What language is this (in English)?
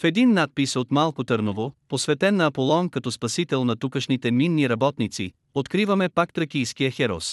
Bulgarian